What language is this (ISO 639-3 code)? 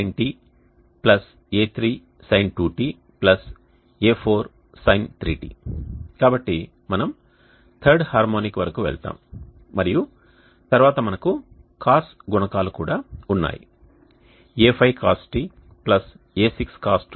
tel